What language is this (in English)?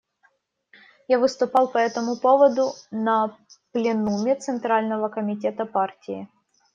Russian